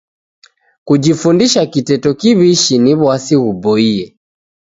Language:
Taita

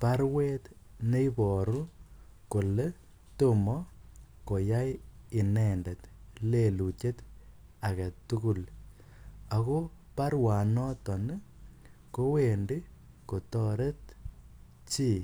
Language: Kalenjin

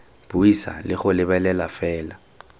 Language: Tswana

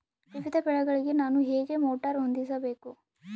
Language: Kannada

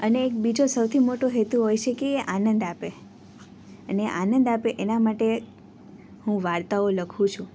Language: Gujarati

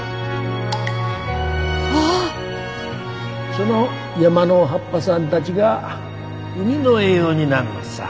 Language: Japanese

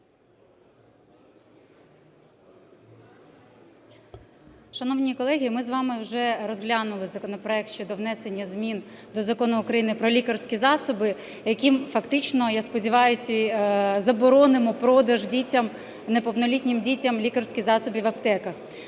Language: Ukrainian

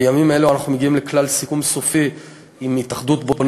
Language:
Hebrew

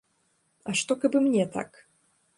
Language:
Belarusian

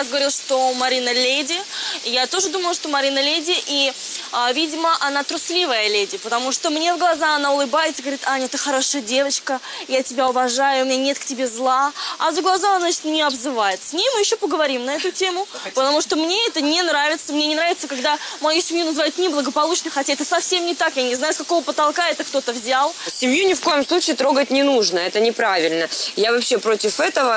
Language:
Russian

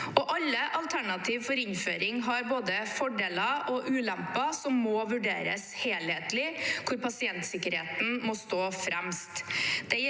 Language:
Norwegian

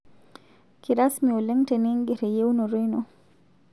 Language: Masai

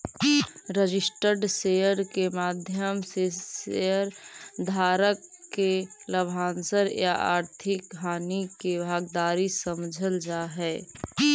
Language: Magahi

